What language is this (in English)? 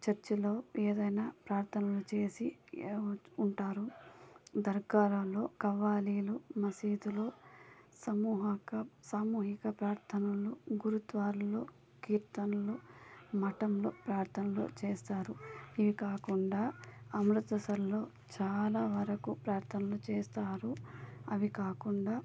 Telugu